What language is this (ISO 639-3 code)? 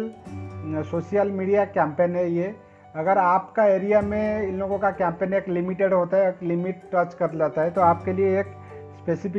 hin